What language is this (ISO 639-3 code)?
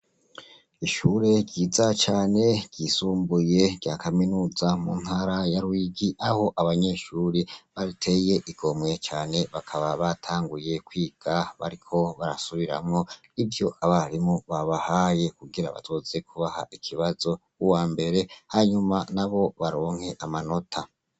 run